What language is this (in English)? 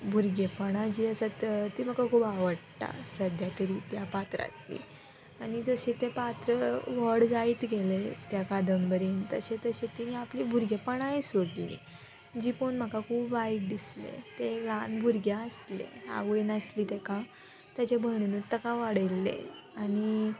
Konkani